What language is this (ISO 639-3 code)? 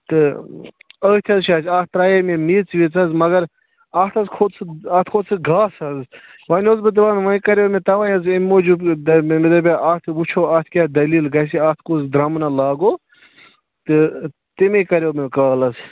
kas